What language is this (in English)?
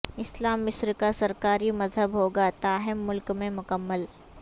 Urdu